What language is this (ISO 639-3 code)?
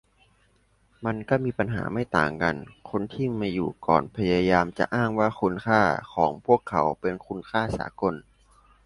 tha